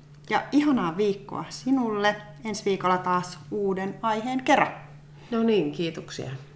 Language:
Finnish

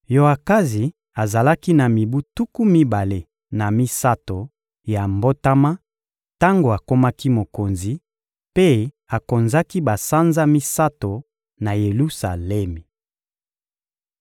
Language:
Lingala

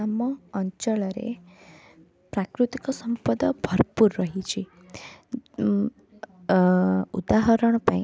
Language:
Odia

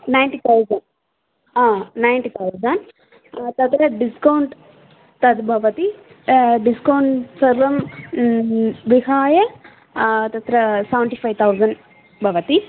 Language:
Sanskrit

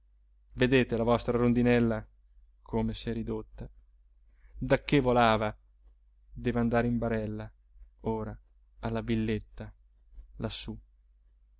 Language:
Italian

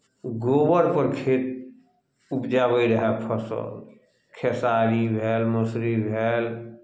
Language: Maithili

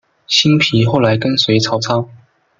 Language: Chinese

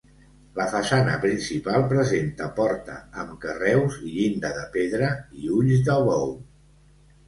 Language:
Catalan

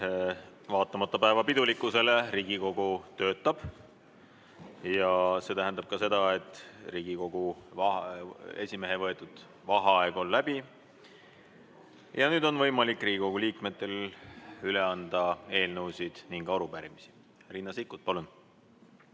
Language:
Estonian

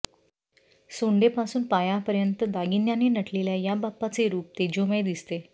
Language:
Marathi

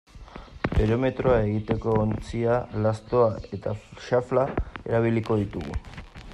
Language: Basque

